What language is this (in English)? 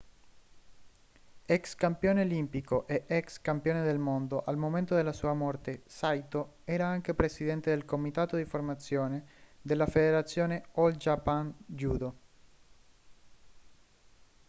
Italian